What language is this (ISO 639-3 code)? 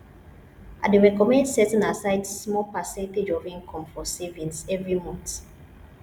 pcm